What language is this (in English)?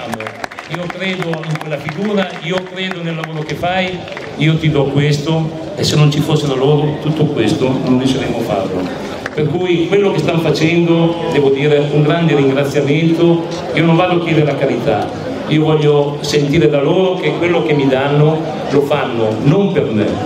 Italian